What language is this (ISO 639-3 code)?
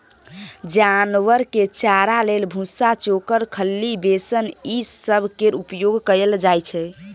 mai